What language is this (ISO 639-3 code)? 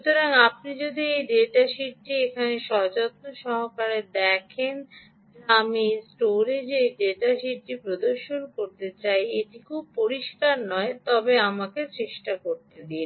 ben